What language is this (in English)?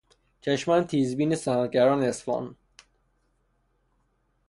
Persian